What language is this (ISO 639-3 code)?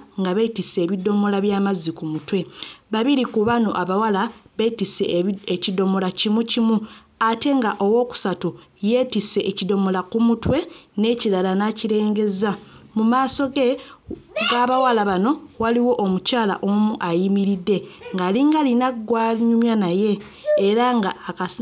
lug